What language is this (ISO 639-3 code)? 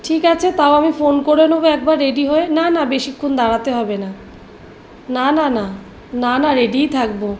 ben